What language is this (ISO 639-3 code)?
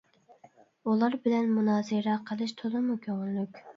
uig